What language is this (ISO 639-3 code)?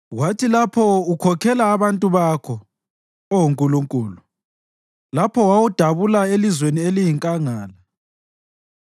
nde